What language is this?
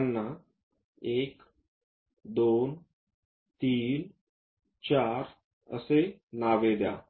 Marathi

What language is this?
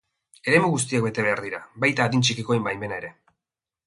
Basque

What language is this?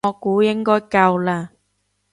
Cantonese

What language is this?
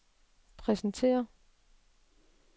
Danish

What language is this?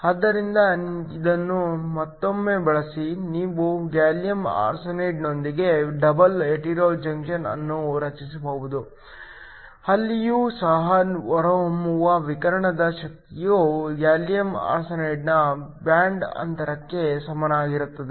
Kannada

